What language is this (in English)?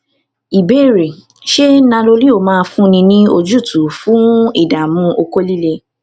Yoruba